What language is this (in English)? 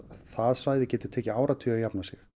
Icelandic